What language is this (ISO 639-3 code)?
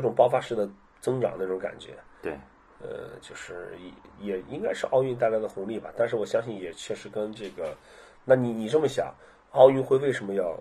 zho